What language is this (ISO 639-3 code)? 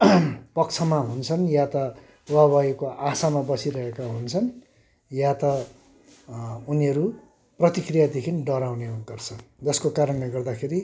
nep